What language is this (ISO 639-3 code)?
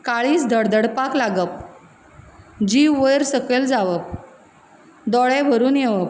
kok